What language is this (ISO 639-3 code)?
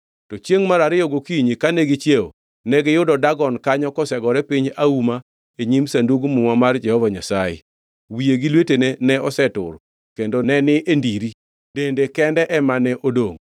luo